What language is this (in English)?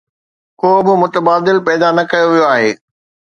Sindhi